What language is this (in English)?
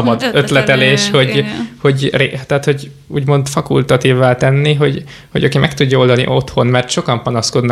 Hungarian